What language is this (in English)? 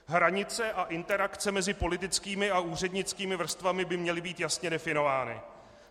Czech